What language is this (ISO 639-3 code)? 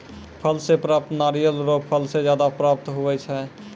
mai